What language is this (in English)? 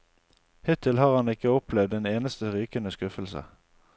Norwegian